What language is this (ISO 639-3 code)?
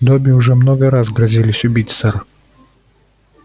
rus